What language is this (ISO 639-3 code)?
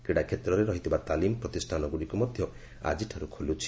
ori